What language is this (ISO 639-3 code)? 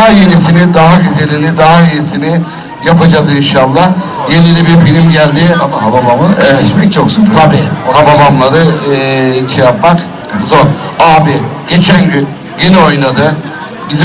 tur